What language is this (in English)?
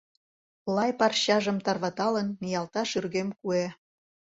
Mari